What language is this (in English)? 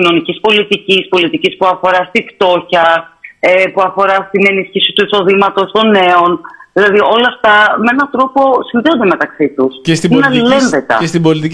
Greek